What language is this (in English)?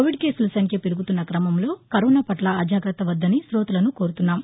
Telugu